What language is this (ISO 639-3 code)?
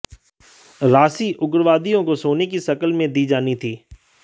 hin